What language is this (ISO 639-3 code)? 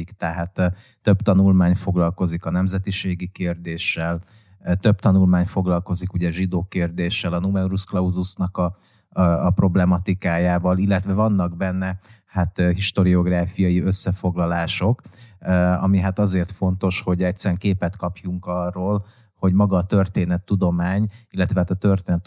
hun